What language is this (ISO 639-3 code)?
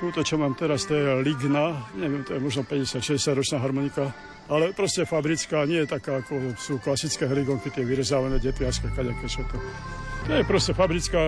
slk